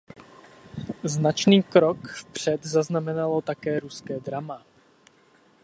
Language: Czech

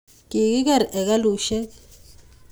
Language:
Kalenjin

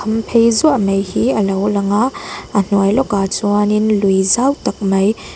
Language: Mizo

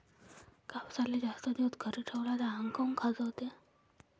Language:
Marathi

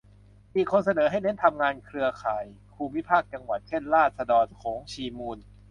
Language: Thai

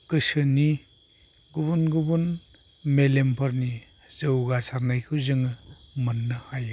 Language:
Bodo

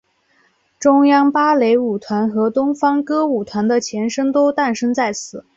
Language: Chinese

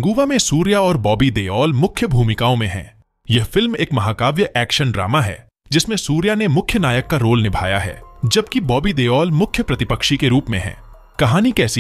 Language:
Hindi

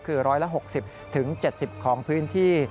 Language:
Thai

